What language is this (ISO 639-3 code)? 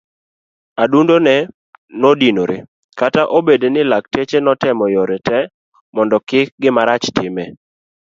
luo